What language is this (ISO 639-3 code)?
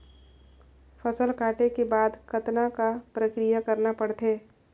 hne